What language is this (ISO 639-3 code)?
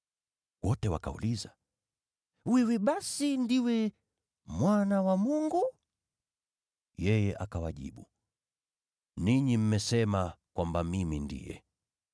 swa